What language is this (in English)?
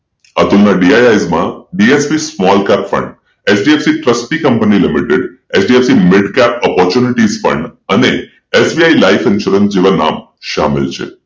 Gujarati